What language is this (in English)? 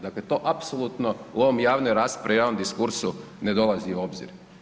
Croatian